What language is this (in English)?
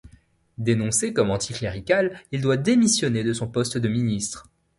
French